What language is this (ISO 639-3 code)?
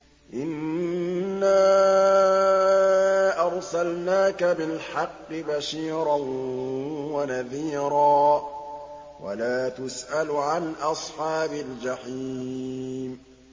ara